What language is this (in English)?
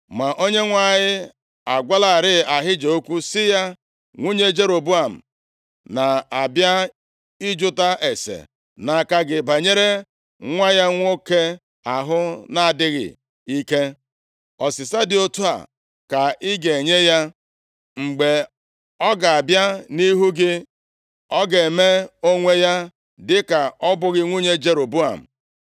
Igbo